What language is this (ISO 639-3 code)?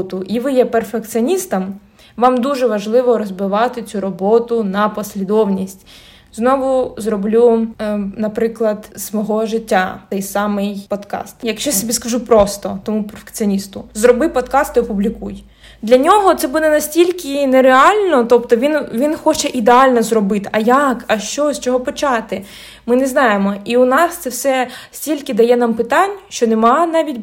ukr